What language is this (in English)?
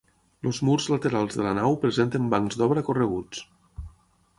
Catalan